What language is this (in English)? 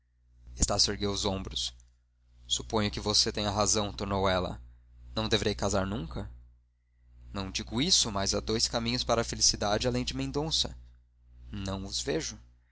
Portuguese